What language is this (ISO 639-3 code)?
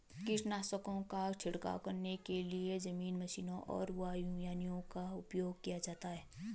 hin